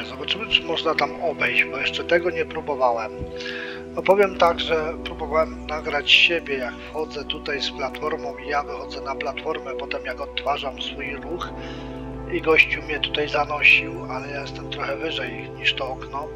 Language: Polish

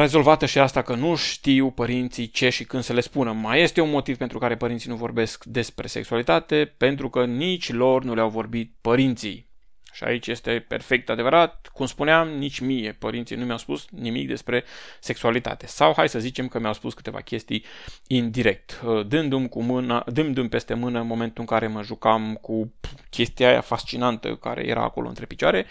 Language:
Romanian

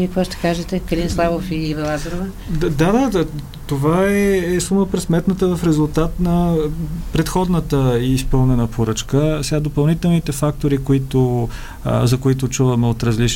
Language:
Bulgarian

